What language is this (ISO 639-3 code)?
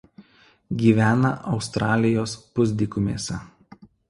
lit